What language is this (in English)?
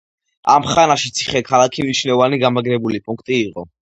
Georgian